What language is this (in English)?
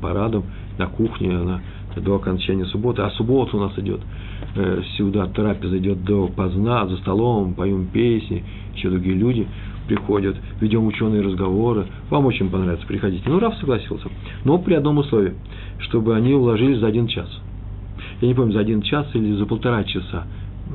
Russian